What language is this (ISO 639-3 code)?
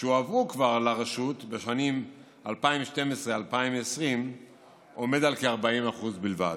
heb